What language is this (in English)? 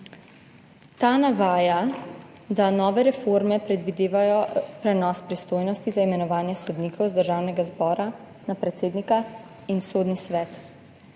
Slovenian